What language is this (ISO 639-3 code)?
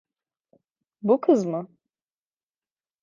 tur